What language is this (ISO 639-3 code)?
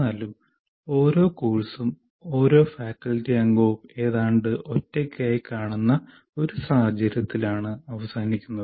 mal